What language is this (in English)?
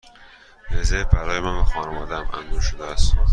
Persian